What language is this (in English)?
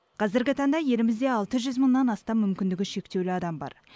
Kazakh